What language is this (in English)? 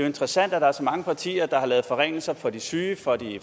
Danish